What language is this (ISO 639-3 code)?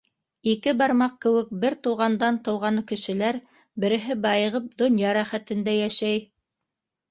bak